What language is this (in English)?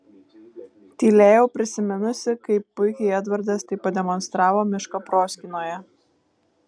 Lithuanian